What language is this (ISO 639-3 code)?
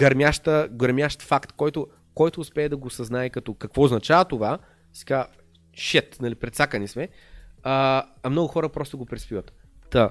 bul